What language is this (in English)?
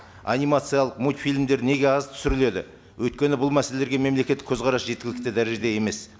Kazakh